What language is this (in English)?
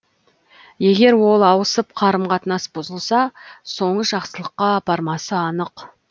Kazakh